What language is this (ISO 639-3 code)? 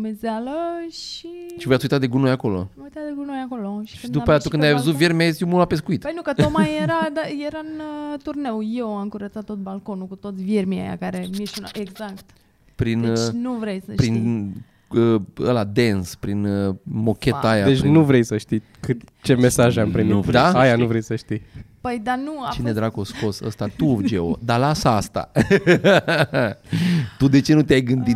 ron